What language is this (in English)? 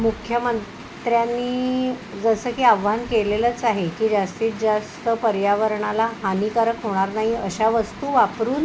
Marathi